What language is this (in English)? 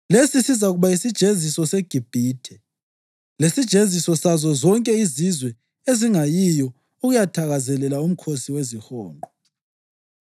North Ndebele